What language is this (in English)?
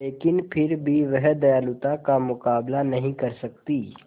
Hindi